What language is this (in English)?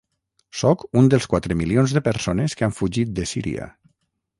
Catalan